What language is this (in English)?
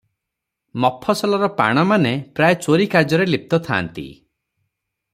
Odia